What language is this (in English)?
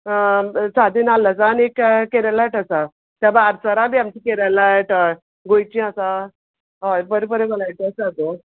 Konkani